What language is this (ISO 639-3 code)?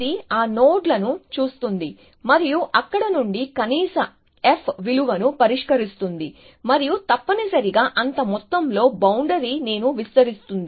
tel